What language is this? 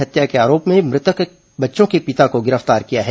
Hindi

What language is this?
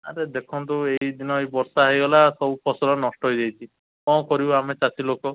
Odia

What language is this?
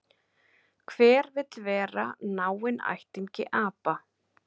Icelandic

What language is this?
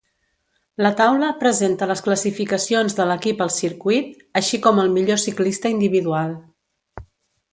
Catalan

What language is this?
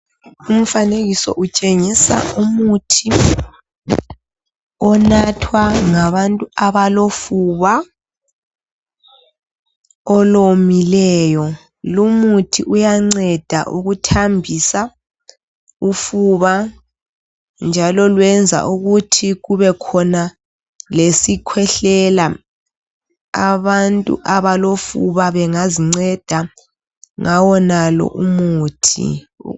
North Ndebele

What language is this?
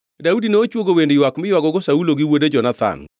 Luo (Kenya and Tanzania)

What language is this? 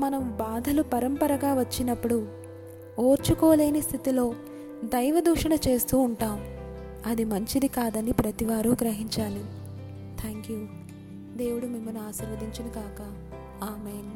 Telugu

